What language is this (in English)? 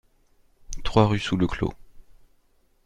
French